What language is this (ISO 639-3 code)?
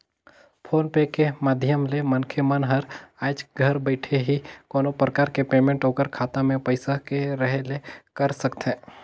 hne